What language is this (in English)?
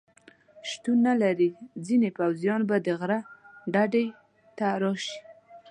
Pashto